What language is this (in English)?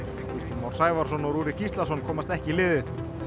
Icelandic